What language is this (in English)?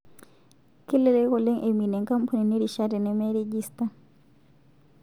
Masai